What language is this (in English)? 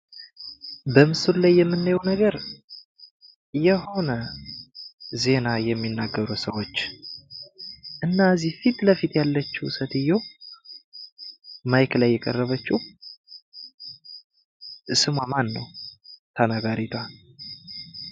Amharic